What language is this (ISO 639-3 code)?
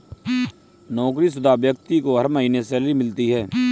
hin